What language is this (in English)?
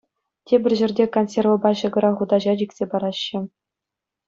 Chuvash